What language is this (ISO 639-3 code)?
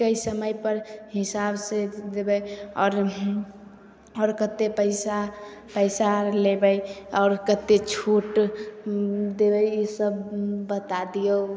mai